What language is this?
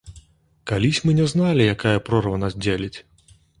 Belarusian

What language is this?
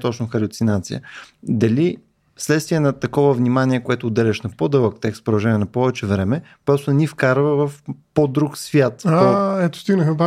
Bulgarian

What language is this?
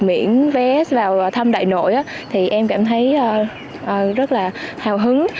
Vietnamese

